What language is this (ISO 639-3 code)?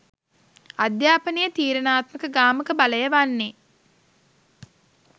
sin